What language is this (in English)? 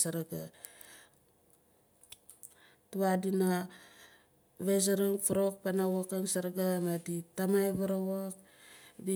Nalik